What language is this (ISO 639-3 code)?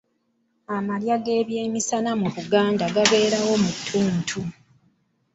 lug